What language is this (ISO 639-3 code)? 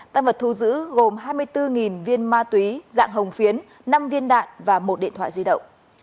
vie